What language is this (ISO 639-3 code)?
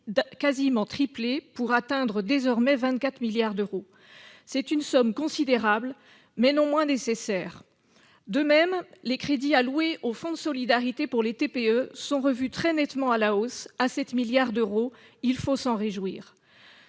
fra